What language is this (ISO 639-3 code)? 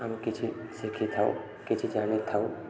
ori